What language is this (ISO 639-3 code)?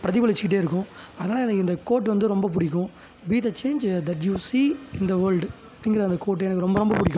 tam